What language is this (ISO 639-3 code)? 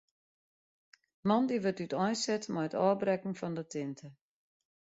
fry